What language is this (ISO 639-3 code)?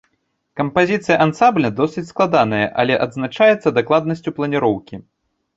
bel